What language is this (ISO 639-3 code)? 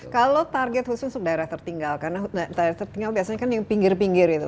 ind